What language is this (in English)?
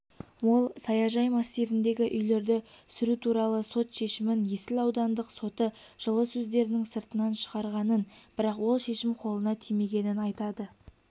Kazakh